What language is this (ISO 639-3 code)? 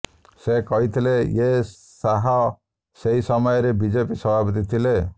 ori